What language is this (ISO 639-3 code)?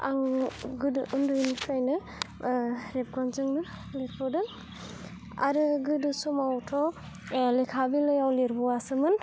brx